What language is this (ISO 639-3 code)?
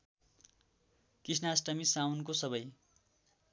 nep